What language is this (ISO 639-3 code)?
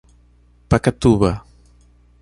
por